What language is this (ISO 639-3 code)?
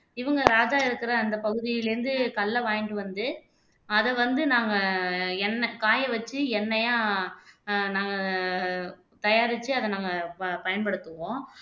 tam